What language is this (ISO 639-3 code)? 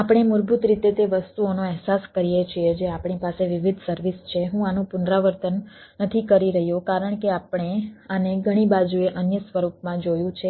guj